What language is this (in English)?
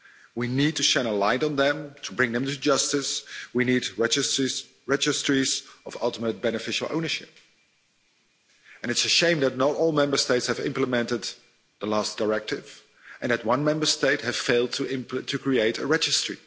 English